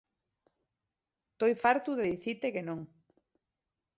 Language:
Asturian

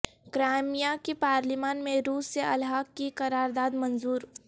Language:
Urdu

